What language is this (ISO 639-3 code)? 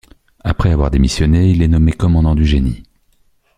fra